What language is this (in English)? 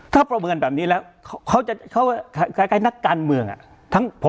Thai